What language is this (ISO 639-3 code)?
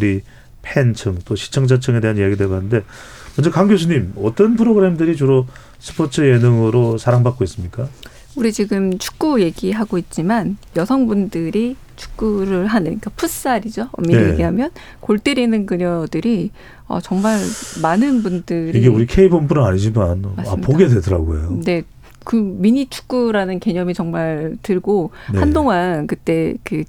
kor